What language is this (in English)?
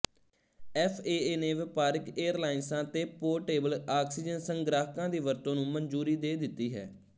Punjabi